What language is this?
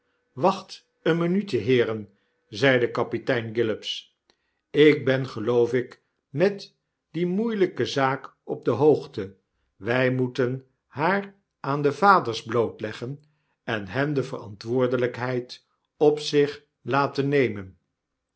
Dutch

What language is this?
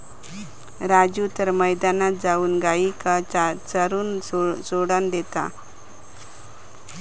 Marathi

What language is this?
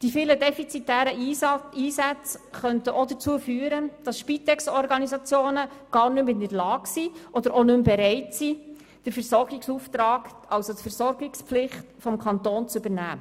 Swiss German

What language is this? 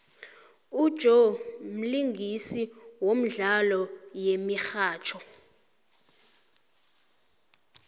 South Ndebele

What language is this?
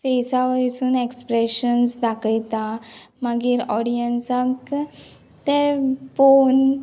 Konkani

